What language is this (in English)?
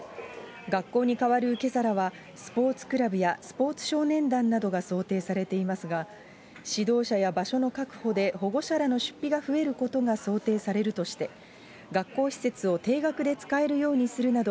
Japanese